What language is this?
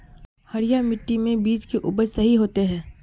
Magahi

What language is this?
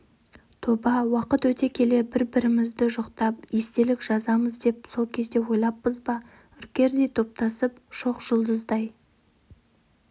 Kazakh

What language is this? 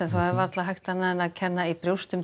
Icelandic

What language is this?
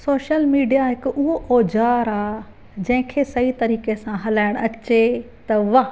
Sindhi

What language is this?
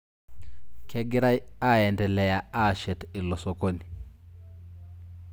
Masai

